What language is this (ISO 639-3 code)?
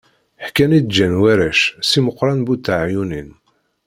kab